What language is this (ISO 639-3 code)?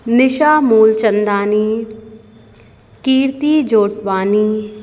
snd